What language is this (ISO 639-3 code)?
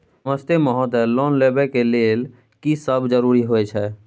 mai